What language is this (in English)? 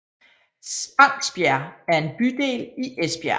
Danish